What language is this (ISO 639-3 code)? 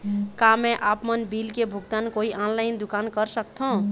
hne